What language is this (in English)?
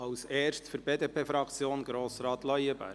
Swiss German